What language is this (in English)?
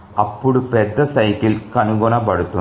Telugu